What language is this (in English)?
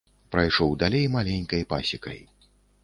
Belarusian